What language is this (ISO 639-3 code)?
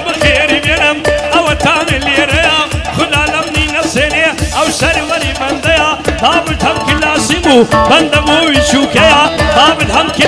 ara